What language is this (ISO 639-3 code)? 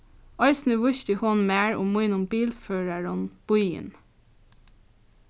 fao